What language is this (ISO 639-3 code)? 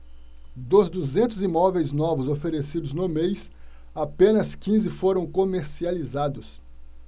por